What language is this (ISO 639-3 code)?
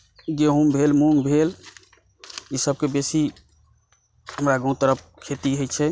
mai